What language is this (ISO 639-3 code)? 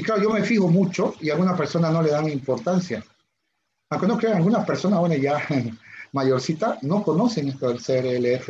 spa